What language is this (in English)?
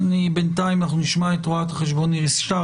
Hebrew